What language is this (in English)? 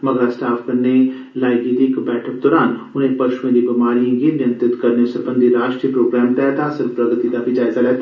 Dogri